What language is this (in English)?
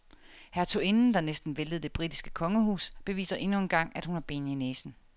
Danish